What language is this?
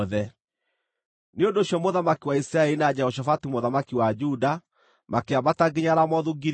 Kikuyu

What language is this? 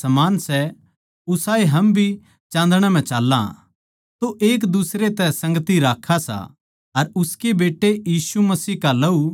Haryanvi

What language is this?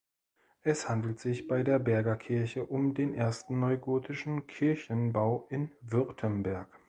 German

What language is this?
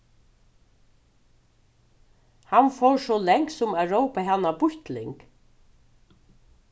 Faroese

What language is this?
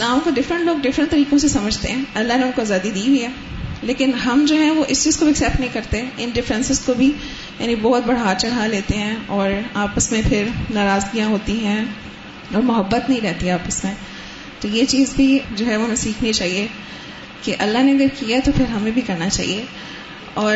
Urdu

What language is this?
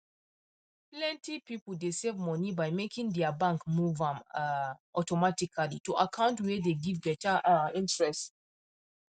Nigerian Pidgin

